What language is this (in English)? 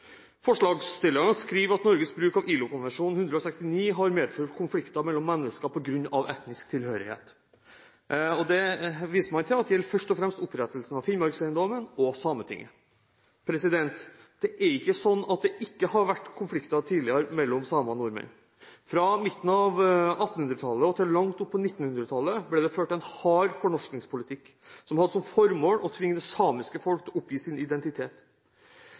Norwegian Bokmål